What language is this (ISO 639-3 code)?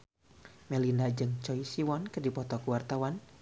sun